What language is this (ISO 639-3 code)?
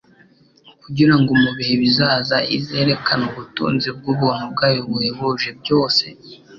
kin